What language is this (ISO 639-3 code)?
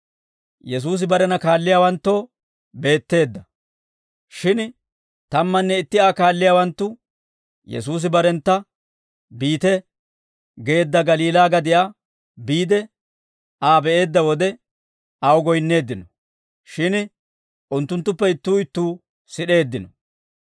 dwr